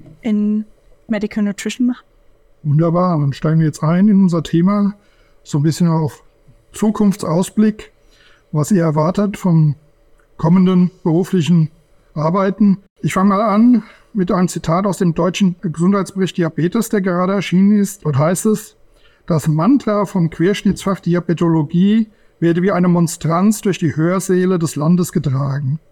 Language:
German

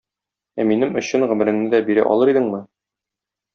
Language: Tatar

